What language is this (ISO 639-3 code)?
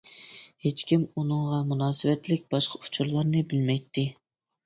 uig